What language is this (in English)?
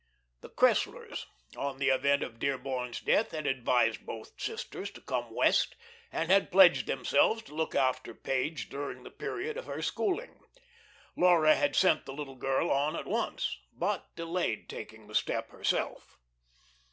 English